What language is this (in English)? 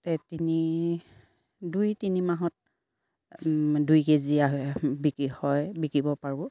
Assamese